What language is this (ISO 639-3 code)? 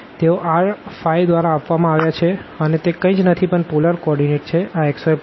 guj